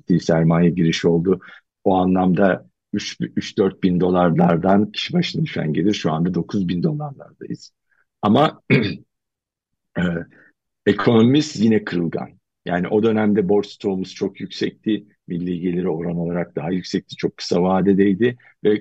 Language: Turkish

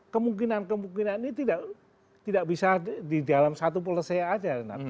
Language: Indonesian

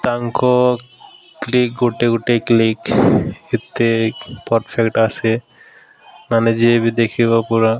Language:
Odia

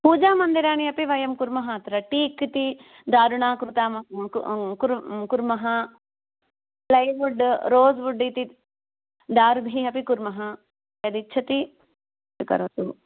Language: Sanskrit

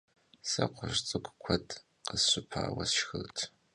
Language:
Kabardian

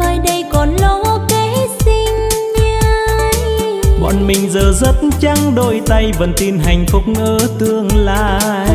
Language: Vietnamese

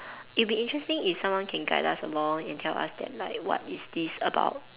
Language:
English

